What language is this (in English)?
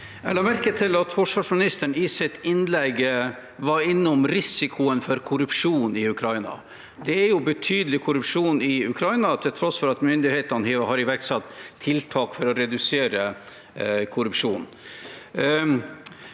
Norwegian